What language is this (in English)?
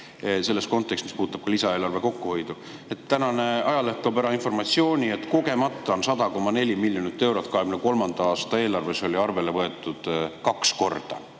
Estonian